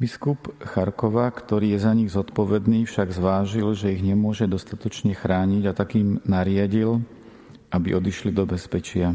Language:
Slovak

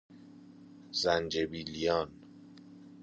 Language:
Persian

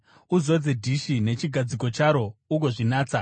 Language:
Shona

